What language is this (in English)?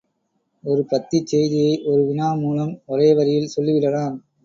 Tamil